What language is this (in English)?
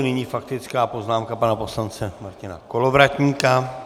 Czech